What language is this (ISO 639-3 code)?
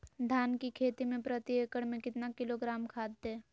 mag